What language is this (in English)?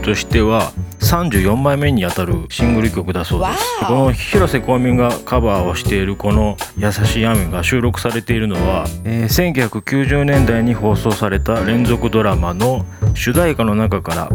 Japanese